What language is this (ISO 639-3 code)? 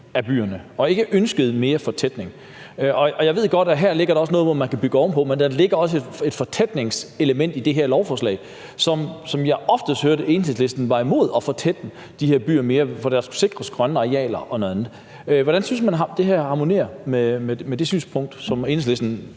dan